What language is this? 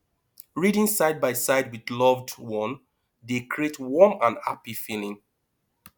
Nigerian Pidgin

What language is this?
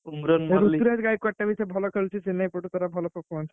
Odia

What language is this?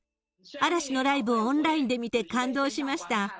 Japanese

